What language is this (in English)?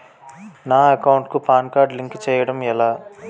Telugu